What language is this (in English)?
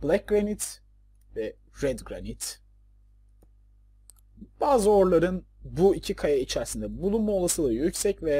Turkish